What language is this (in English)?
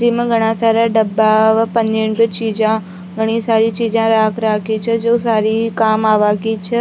Rajasthani